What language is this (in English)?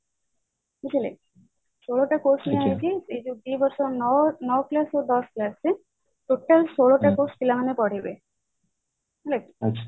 Odia